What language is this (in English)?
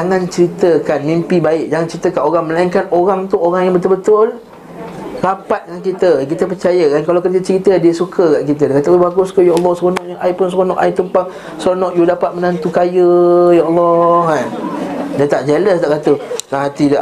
Malay